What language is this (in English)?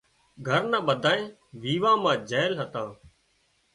Wadiyara Koli